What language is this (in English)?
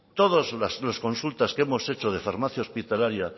Spanish